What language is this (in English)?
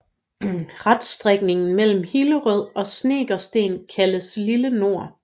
Danish